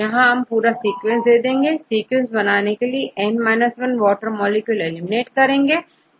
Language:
Hindi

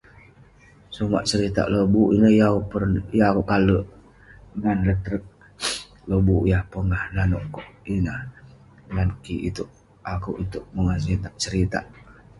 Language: Western Penan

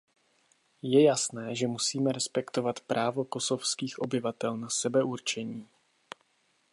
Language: Czech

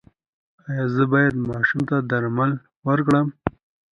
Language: Pashto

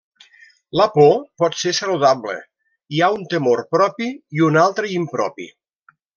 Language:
Catalan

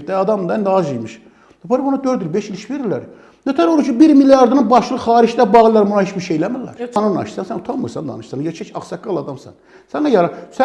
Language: Turkish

